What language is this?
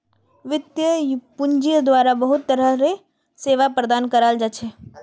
Magahi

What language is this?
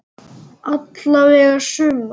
Icelandic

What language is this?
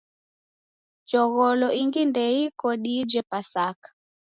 Taita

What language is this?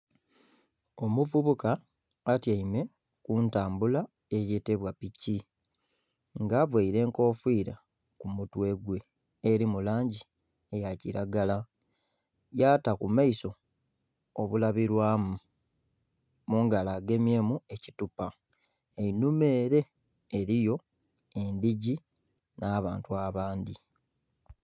Soga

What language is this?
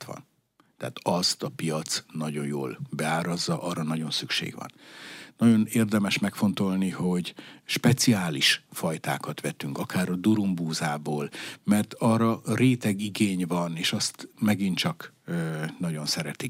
Hungarian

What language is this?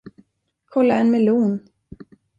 Swedish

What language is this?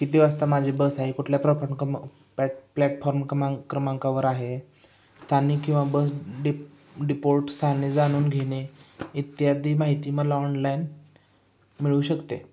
Marathi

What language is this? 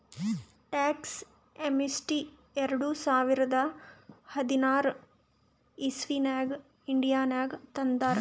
Kannada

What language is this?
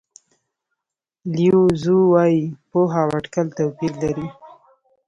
Pashto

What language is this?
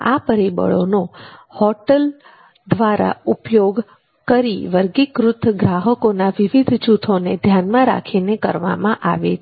Gujarati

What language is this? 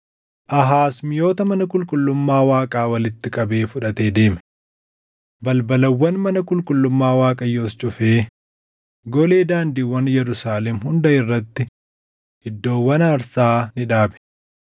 Oromo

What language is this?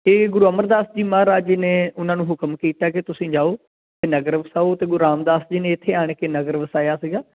Punjabi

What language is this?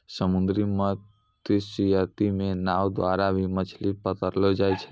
Maithili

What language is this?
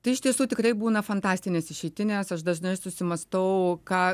Lithuanian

